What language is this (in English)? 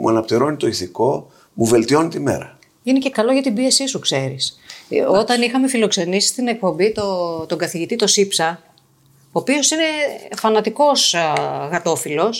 Greek